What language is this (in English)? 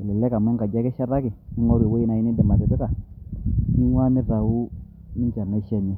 Masai